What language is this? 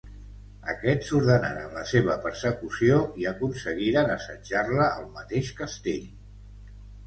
Catalan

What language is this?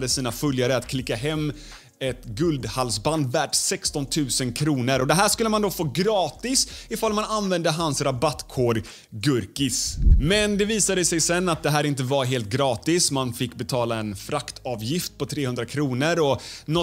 Swedish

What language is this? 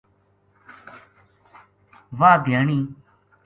Gujari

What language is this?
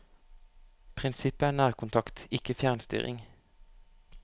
Norwegian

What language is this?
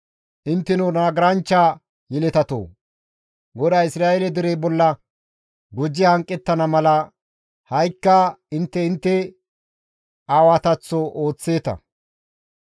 Gamo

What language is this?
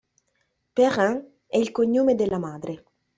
Italian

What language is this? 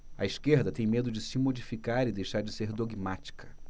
Portuguese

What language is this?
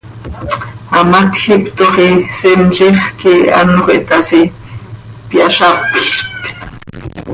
Seri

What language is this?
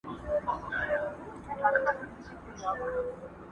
Pashto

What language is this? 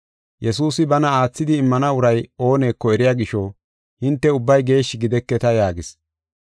Gofa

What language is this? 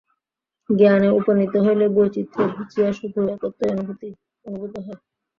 Bangla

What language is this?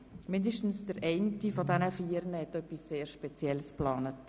Swiss German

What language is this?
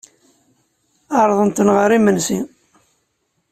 Kabyle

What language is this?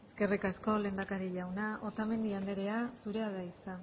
Basque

